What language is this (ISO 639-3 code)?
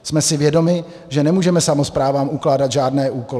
ces